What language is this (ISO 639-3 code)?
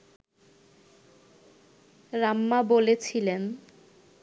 ben